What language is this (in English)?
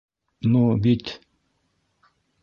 Bashkir